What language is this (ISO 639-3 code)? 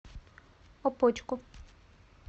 rus